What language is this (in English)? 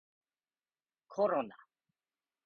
Japanese